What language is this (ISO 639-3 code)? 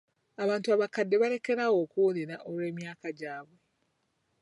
lug